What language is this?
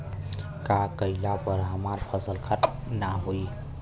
Bhojpuri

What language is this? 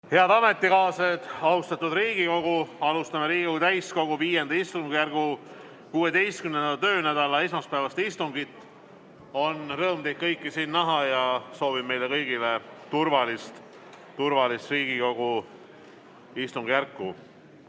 Estonian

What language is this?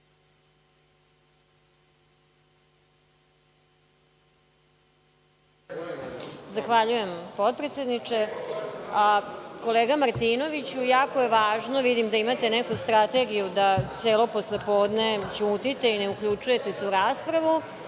Serbian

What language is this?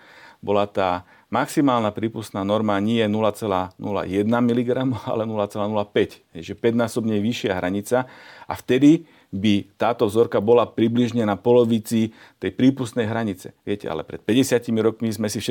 Slovak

